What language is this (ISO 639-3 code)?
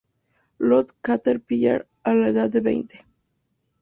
spa